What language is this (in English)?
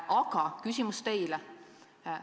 Estonian